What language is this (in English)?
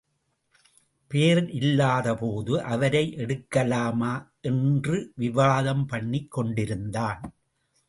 Tamil